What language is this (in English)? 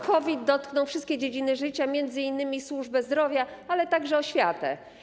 Polish